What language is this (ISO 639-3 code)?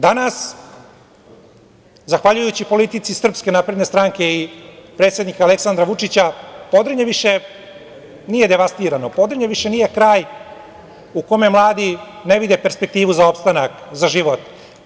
srp